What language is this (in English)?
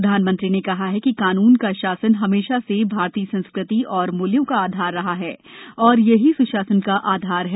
Hindi